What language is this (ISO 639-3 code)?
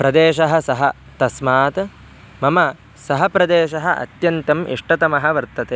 san